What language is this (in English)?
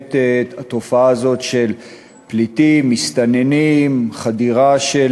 Hebrew